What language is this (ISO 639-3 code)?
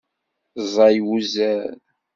kab